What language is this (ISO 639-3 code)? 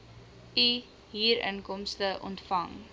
afr